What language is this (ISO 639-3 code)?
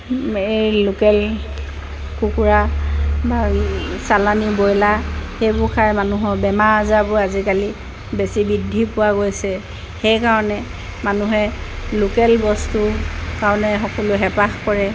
asm